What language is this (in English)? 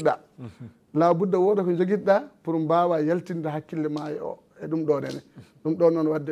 Arabic